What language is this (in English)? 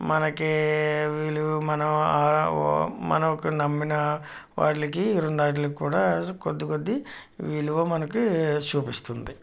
Telugu